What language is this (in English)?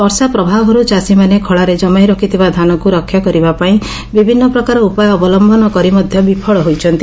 Odia